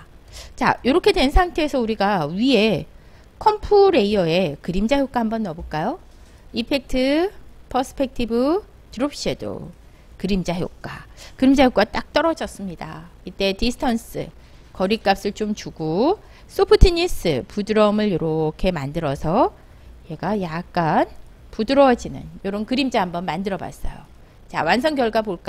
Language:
Korean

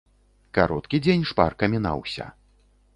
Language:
Belarusian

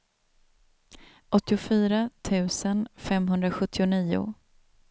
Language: Swedish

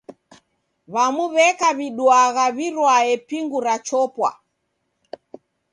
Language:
Taita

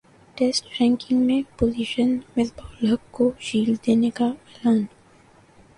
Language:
Urdu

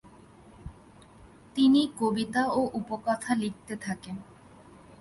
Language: Bangla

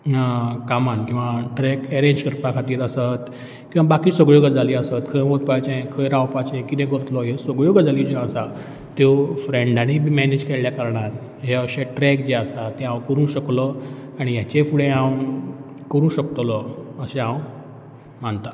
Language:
Konkani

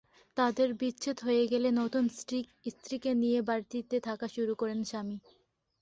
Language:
Bangla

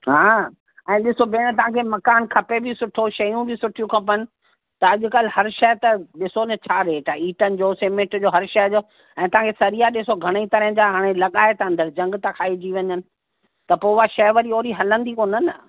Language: Sindhi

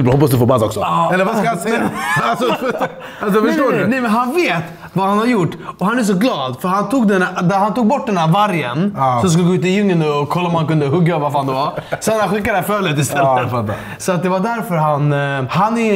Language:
Swedish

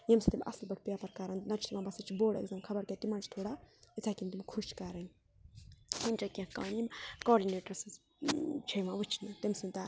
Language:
Kashmiri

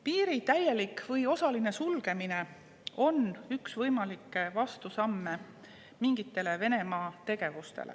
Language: Estonian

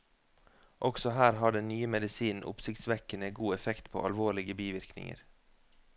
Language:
Norwegian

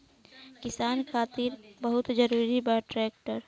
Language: Bhojpuri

